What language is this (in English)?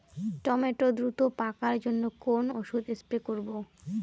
Bangla